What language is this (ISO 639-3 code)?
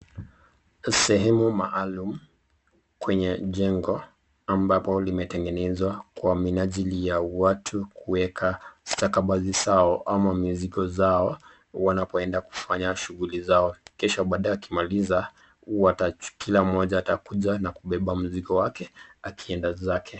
swa